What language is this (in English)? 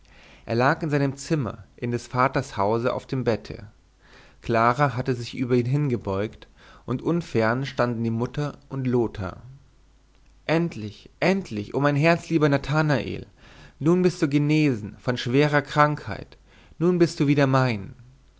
German